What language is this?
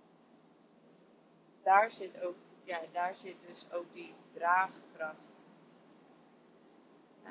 Dutch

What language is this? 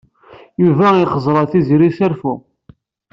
Kabyle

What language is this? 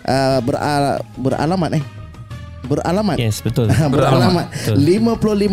Malay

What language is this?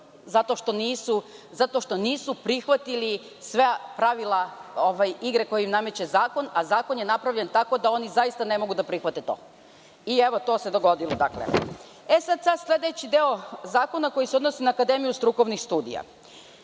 Serbian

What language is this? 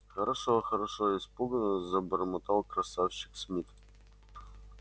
Russian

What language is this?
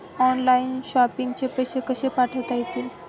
Marathi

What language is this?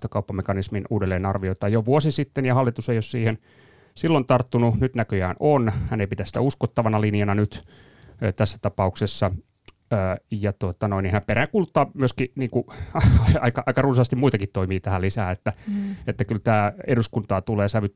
Finnish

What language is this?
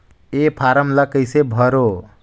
Chhattisgarhi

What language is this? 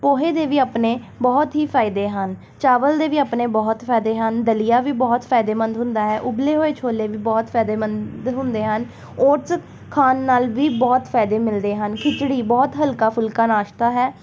Punjabi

